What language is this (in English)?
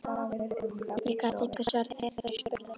Icelandic